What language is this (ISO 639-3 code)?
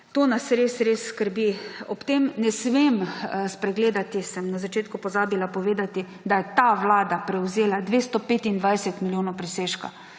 slv